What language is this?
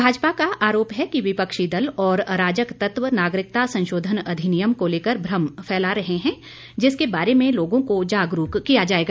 Hindi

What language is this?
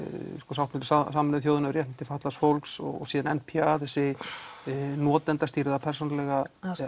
Icelandic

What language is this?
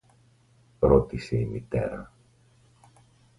Greek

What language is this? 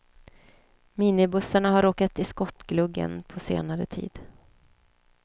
Swedish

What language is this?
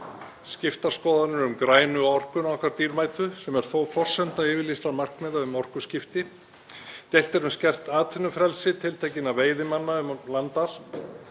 Icelandic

